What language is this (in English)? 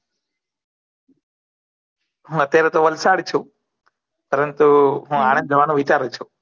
Gujarati